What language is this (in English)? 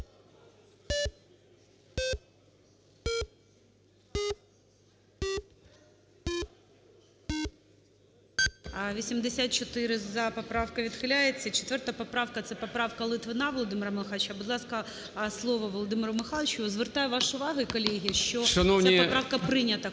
Ukrainian